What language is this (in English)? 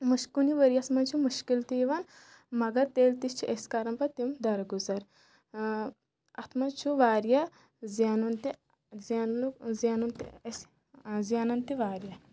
Kashmiri